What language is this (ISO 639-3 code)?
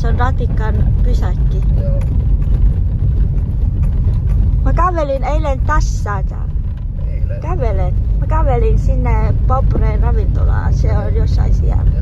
vie